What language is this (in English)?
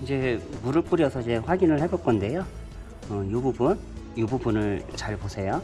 Korean